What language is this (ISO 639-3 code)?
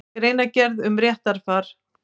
isl